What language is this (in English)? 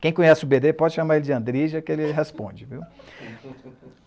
Portuguese